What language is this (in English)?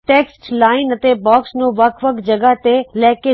Punjabi